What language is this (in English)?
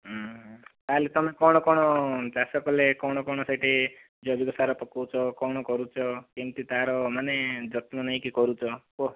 Odia